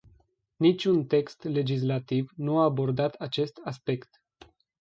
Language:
Romanian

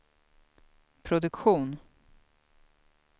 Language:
Swedish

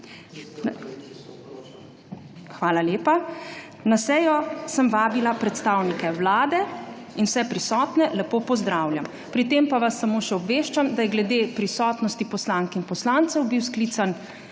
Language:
Slovenian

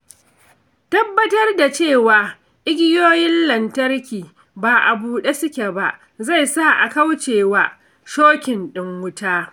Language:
Hausa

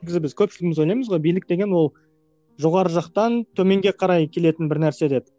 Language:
Kazakh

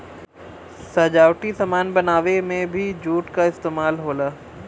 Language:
Bhojpuri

